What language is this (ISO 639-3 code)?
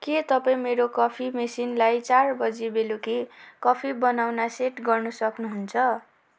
nep